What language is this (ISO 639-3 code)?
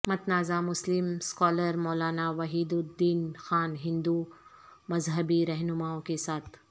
urd